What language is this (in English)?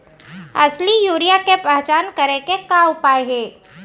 Chhattisgarhi